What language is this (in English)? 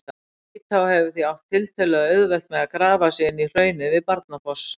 Icelandic